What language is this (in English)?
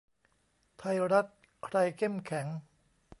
Thai